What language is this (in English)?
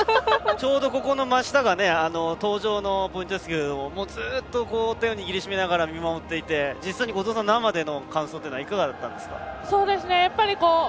Japanese